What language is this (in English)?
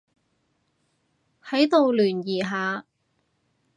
Cantonese